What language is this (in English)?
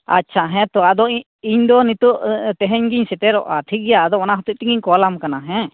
Santali